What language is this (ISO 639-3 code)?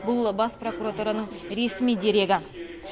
kaz